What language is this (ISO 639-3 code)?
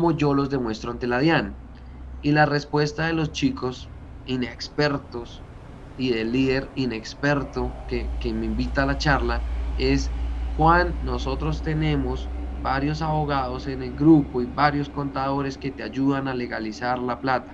spa